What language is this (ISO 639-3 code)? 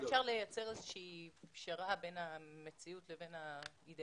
heb